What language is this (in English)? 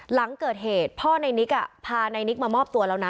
Thai